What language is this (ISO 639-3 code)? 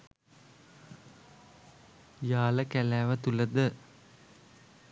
sin